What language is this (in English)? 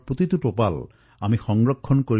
Assamese